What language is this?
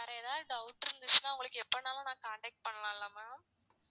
Tamil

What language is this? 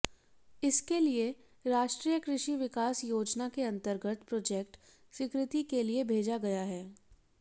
Hindi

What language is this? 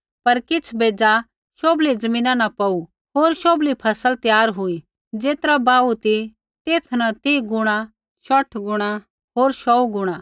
Kullu Pahari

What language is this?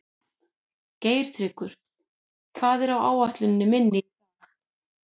Icelandic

